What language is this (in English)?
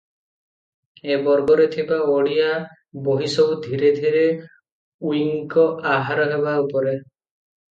Odia